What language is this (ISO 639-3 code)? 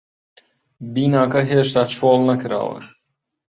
ckb